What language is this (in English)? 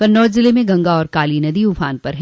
Hindi